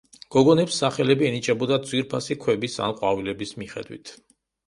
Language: Georgian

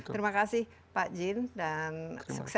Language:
Indonesian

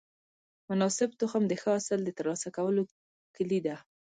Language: Pashto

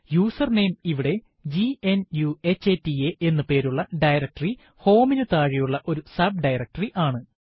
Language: Malayalam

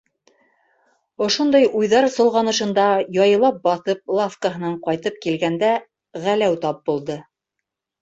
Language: Bashkir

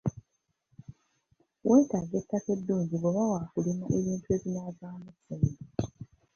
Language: Ganda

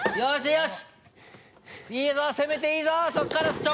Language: Japanese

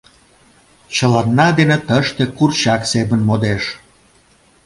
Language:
Mari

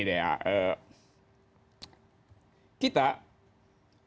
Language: Indonesian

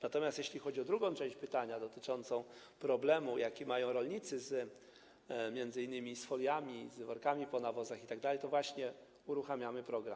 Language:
Polish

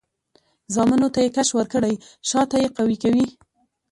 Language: Pashto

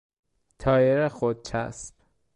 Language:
Persian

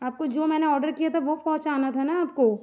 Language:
Hindi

